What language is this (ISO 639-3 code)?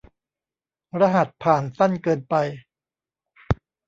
tha